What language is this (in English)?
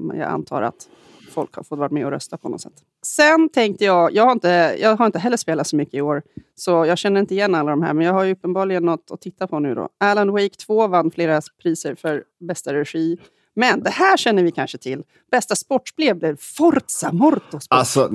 Swedish